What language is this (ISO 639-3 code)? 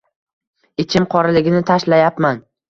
uzb